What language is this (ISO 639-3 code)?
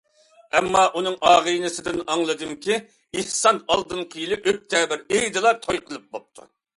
uig